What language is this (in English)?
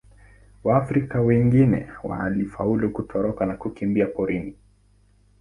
Swahili